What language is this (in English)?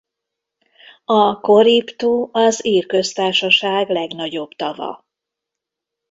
Hungarian